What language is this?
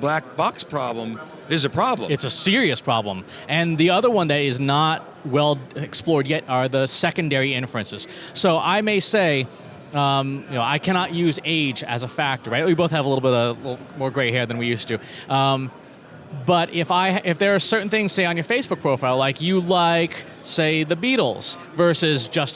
English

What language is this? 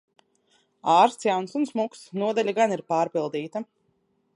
Latvian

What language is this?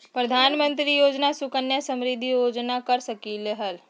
Magahi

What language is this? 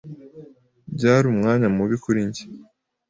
Kinyarwanda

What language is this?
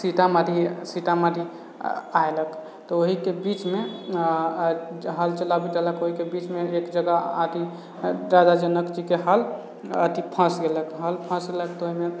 Maithili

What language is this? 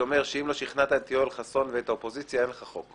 Hebrew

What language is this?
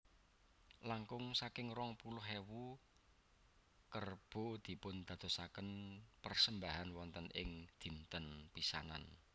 Javanese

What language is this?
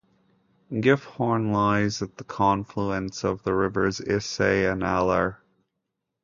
English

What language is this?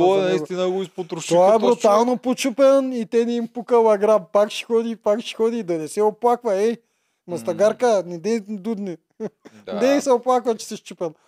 Bulgarian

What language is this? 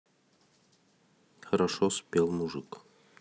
Russian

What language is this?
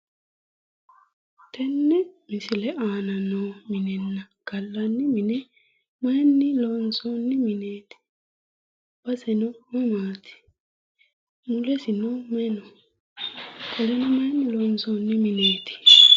Sidamo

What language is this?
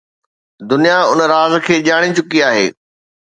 Sindhi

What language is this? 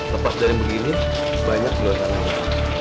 Indonesian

